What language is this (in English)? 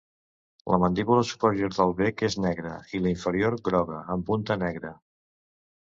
Catalan